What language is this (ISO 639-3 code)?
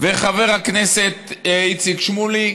heb